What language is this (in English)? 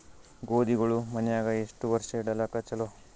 Kannada